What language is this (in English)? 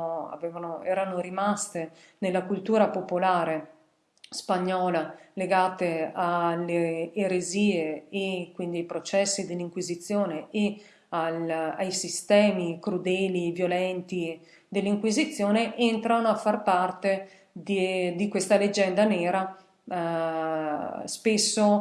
Italian